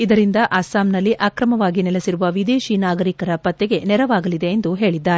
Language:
Kannada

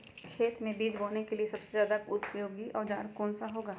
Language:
Magahi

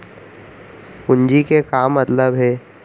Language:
Chhattisgarhi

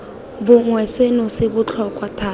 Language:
Tswana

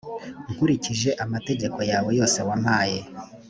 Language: Kinyarwanda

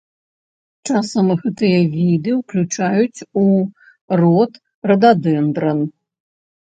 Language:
Belarusian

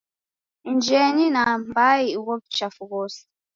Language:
Taita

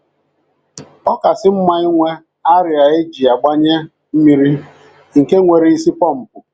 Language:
Igbo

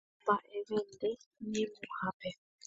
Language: Guarani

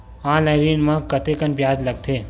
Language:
Chhattisgarhi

